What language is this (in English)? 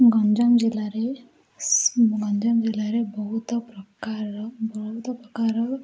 Odia